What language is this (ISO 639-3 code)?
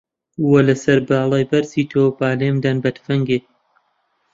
ckb